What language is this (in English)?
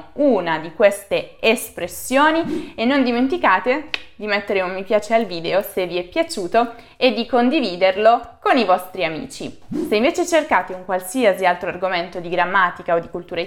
Italian